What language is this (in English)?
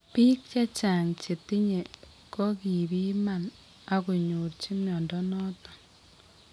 Kalenjin